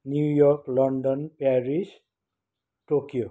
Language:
Nepali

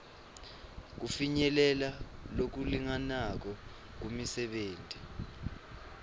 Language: Swati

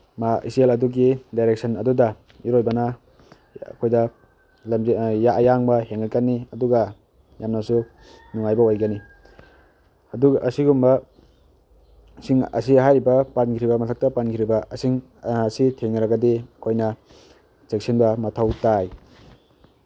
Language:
Manipuri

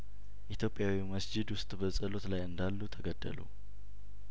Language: Amharic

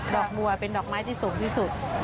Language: Thai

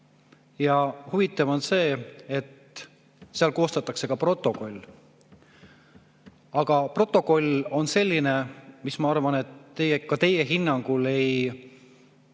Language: Estonian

